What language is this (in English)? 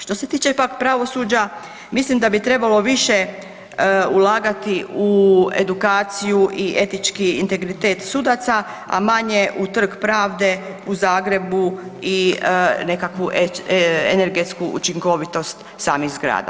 Croatian